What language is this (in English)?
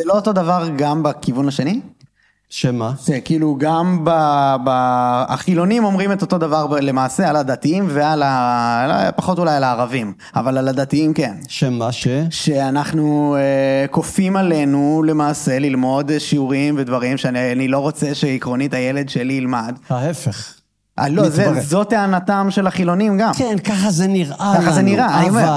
Hebrew